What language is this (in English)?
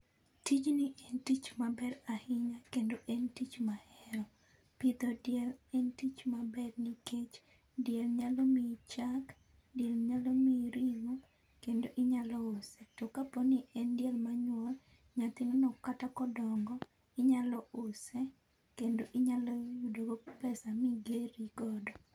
Luo (Kenya and Tanzania)